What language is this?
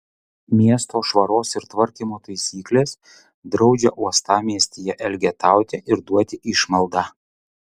Lithuanian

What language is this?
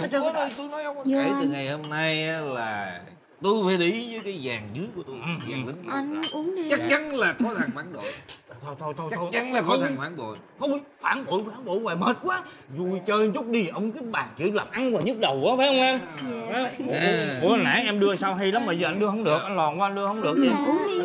Vietnamese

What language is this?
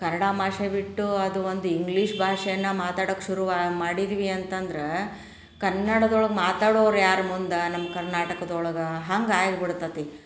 Kannada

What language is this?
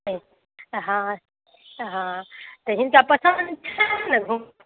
Maithili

